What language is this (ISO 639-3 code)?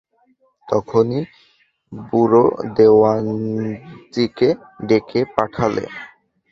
ben